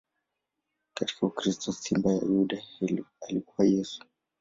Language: Swahili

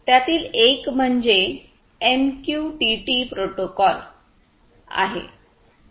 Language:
Marathi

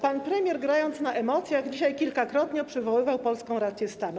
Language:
Polish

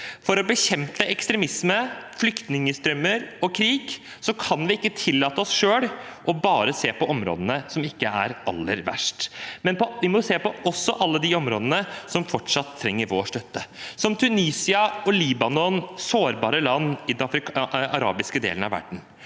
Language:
Norwegian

